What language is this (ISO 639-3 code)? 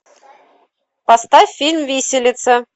rus